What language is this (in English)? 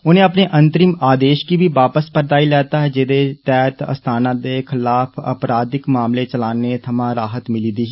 Dogri